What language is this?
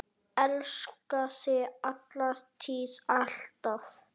Icelandic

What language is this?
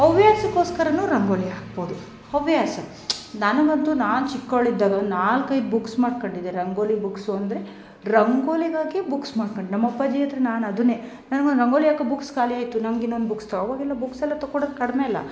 Kannada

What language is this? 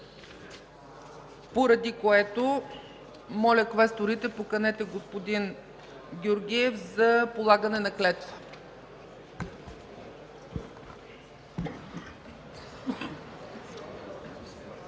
Bulgarian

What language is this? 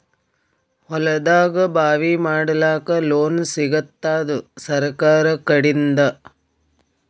Kannada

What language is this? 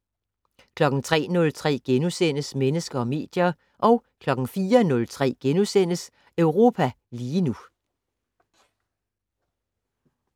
Danish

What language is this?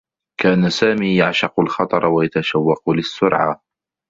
Arabic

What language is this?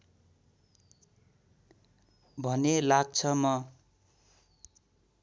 Nepali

